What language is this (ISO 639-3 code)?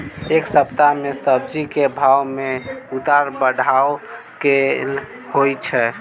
mai